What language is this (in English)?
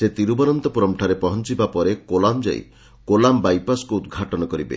Odia